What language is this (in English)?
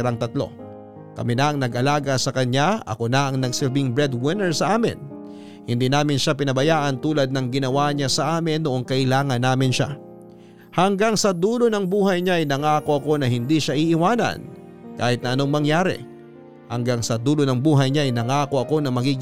Filipino